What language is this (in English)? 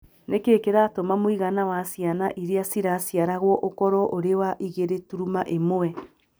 Kikuyu